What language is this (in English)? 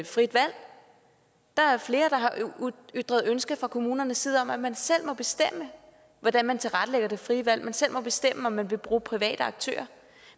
Danish